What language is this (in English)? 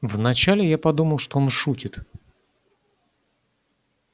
Russian